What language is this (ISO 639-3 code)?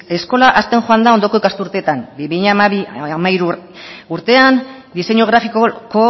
eus